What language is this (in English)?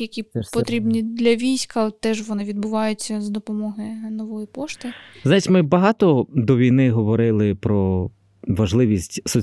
Ukrainian